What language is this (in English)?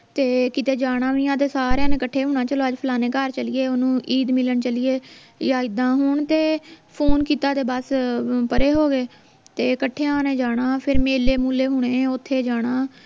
Punjabi